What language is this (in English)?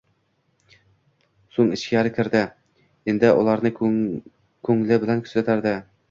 Uzbek